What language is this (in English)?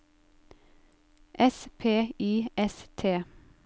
Norwegian